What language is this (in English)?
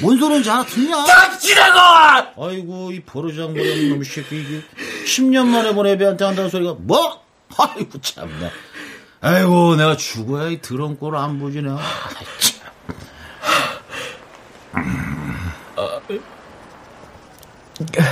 Korean